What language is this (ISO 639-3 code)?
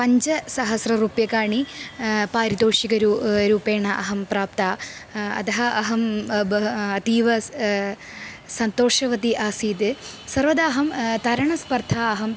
san